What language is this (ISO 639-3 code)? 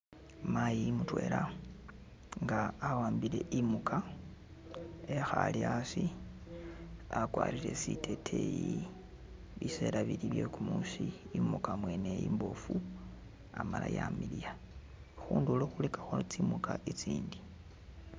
myx